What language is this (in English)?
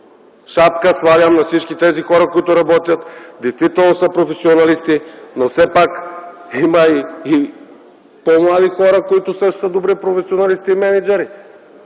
Bulgarian